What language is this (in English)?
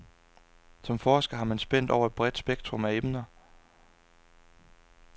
Danish